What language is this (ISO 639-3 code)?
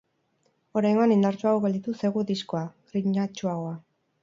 eus